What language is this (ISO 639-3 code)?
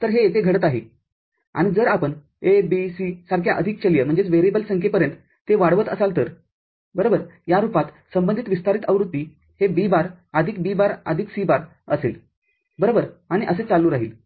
mar